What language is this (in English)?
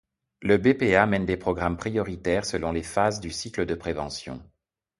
French